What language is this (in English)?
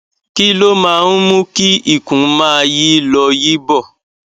Yoruba